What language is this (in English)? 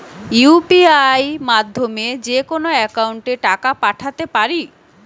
Bangla